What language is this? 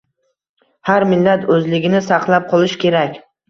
Uzbek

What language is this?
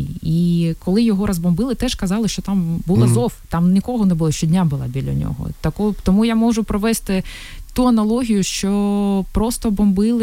Ukrainian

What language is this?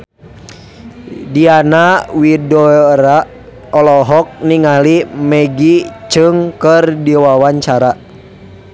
Sundanese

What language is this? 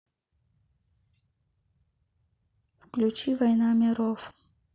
Russian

